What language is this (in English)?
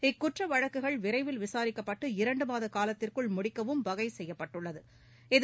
Tamil